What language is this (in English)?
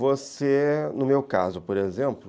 Portuguese